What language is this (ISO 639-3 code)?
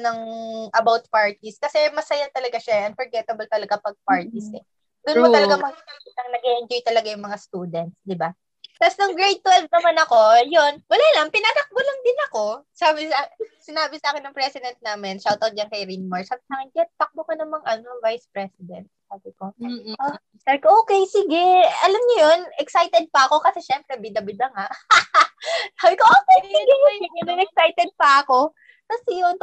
fil